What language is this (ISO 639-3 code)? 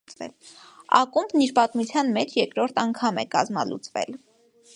hye